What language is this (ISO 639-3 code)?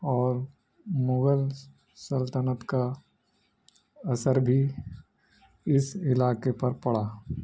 urd